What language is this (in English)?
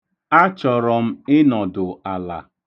Igbo